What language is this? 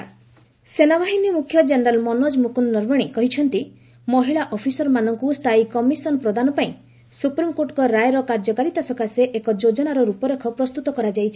Odia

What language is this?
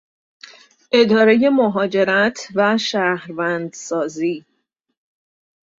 Persian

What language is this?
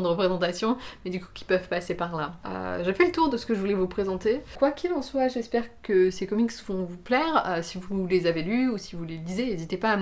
French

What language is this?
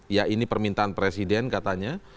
Indonesian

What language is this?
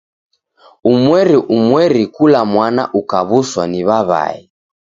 Taita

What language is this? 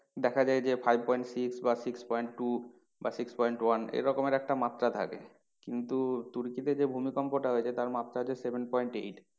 Bangla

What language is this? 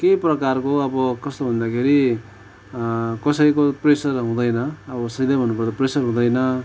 Nepali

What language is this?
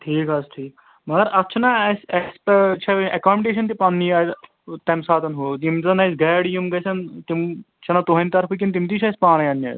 Kashmiri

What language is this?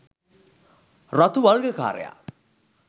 Sinhala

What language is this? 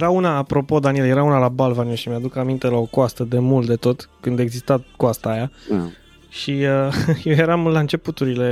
Romanian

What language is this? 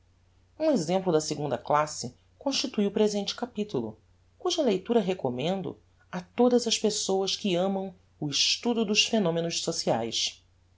Portuguese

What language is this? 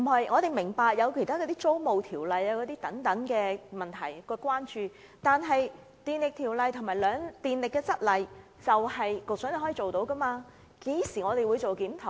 Cantonese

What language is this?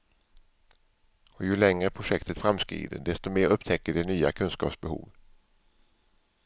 Swedish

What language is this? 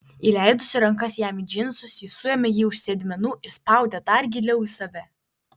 Lithuanian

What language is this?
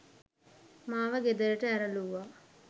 Sinhala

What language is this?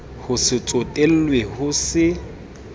Southern Sotho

